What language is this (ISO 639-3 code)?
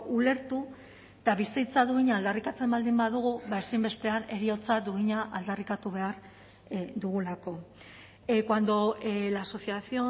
eus